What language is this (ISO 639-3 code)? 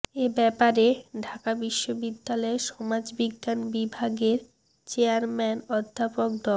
ben